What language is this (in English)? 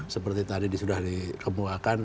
Indonesian